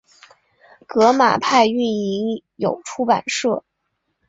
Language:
Chinese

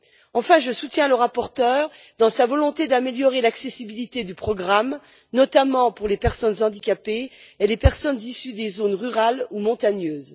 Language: French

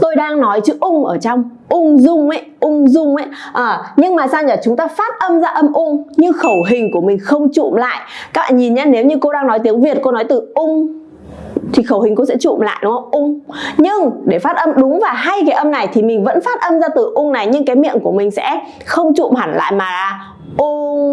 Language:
Vietnamese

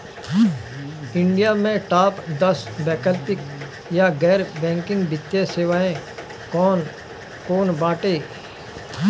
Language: Bhojpuri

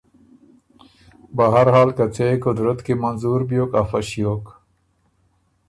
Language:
Ormuri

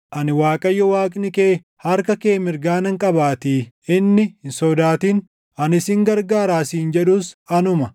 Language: Oromo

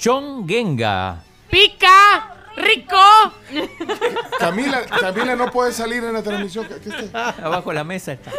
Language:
Spanish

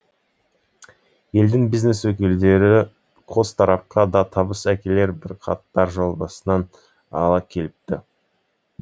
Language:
Kazakh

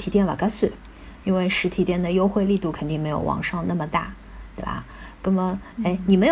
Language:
Chinese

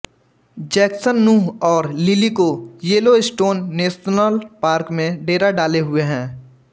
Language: Hindi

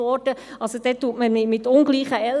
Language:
Swiss German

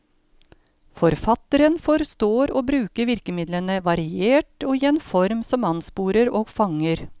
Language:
Norwegian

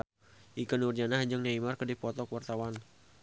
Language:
Sundanese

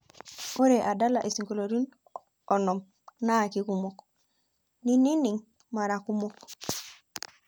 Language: Masai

